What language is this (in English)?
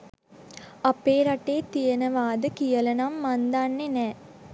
Sinhala